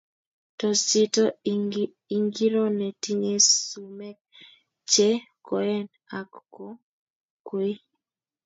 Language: Kalenjin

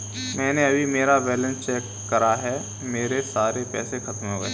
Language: Hindi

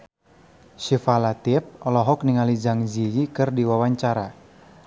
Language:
Sundanese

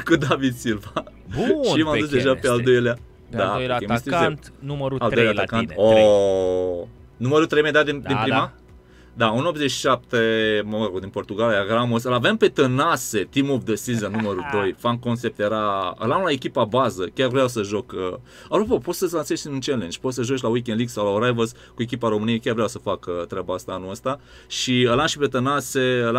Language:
Romanian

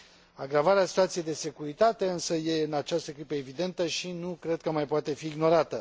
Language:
Romanian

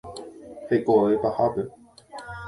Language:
Guarani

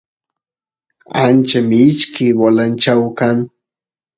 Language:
Santiago del Estero Quichua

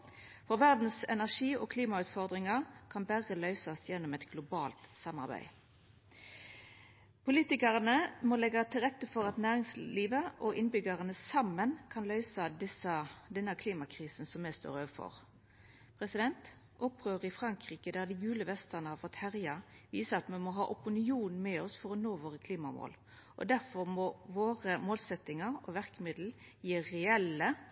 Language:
Norwegian Nynorsk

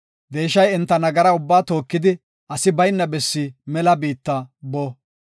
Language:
Gofa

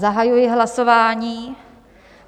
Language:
Czech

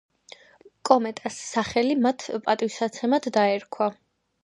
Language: Georgian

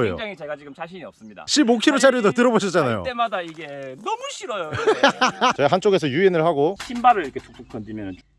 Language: Korean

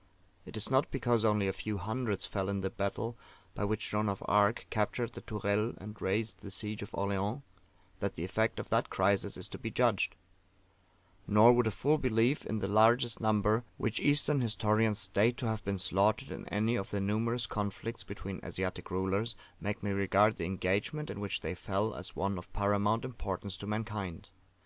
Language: English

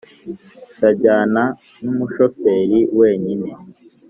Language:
Kinyarwanda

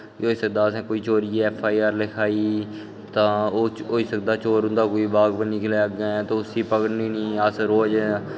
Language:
Dogri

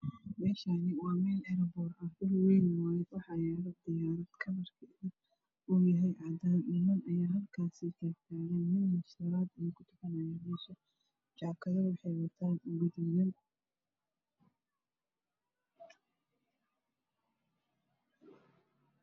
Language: Somali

